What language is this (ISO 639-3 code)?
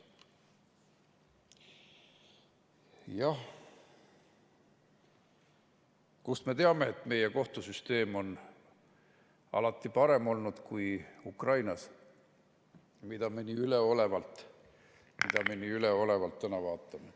est